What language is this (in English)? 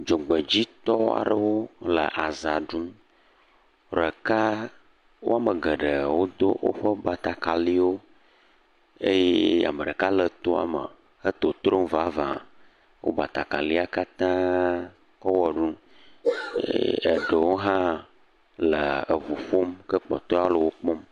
Ewe